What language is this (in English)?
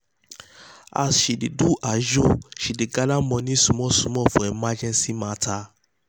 Nigerian Pidgin